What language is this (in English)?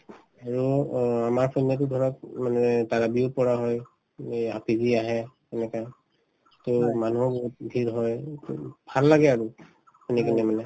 Assamese